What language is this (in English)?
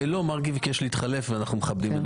Hebrew